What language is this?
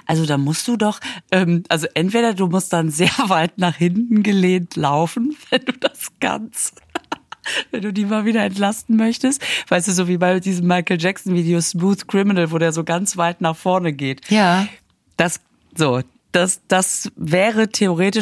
German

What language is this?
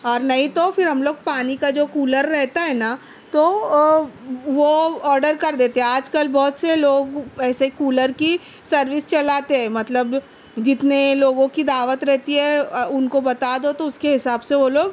Urdu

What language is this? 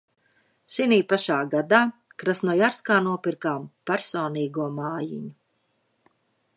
Latvian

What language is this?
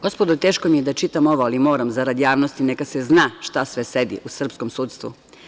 Serbian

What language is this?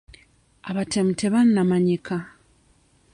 Ganda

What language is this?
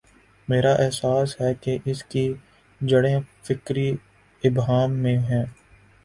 Urdu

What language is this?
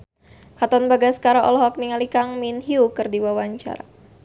Sundanese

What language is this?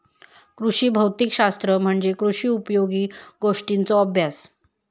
Marathi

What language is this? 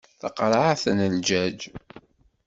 Kabyle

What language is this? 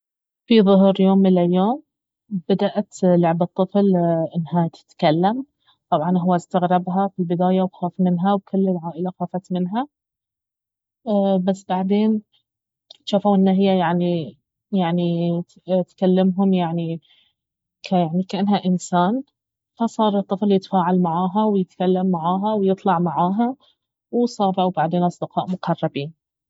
Baharna Arabic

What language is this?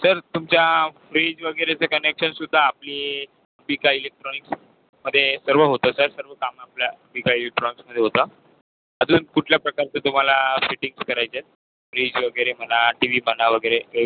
Marathi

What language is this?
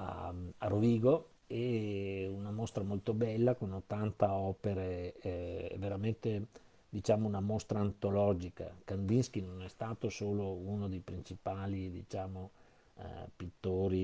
Italian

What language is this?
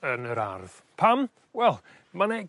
Welsh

